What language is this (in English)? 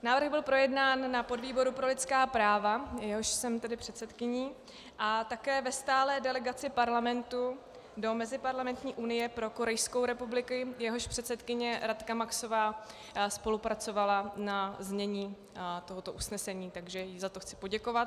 Czech